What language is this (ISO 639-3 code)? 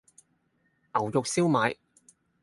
yue